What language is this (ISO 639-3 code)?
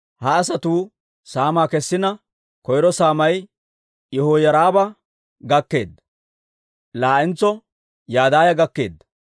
dwr